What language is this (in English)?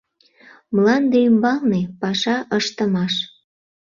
Mari